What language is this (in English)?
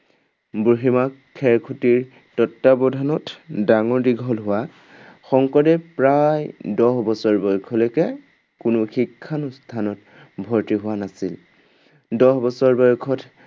Assamese